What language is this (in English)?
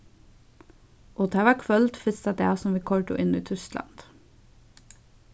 Faroese